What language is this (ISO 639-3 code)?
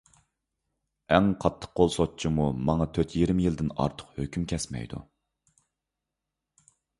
uig